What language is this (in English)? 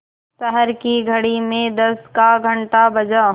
Hindi